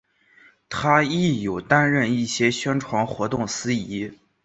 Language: Chinese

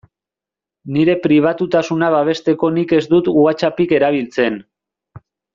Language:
Basque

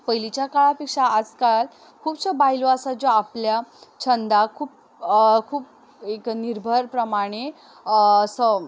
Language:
Konkani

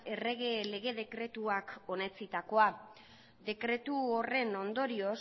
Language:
Basque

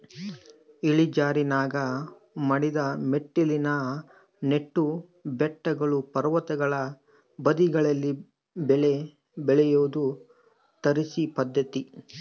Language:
Kannada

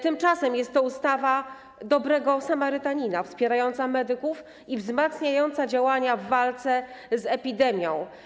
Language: Polish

